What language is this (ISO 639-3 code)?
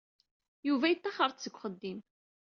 kab